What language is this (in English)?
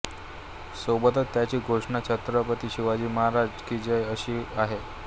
Marathi